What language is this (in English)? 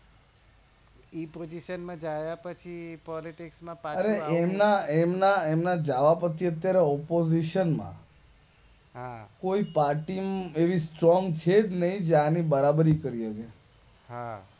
Gujarati